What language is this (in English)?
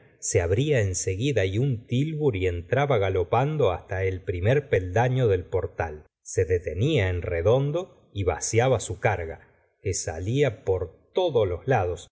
Spanish